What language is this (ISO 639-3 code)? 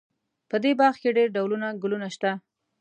pus